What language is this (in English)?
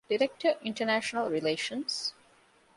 Divehi